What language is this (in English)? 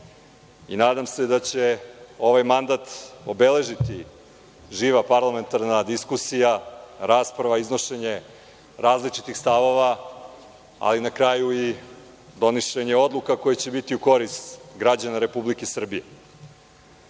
Serbian